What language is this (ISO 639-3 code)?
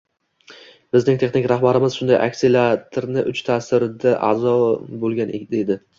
uzb